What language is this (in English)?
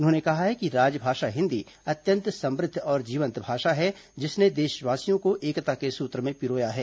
Hindi